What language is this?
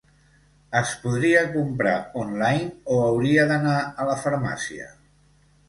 Catalan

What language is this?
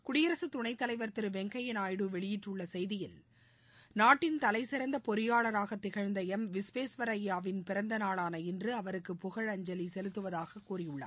Tamil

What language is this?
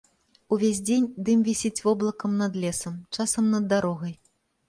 Belarusian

